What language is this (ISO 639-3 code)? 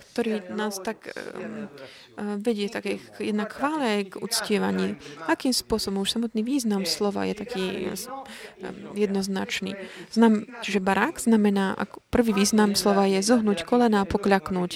slk